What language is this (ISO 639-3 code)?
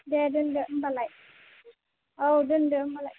brx